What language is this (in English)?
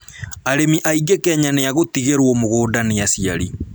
Kikuyu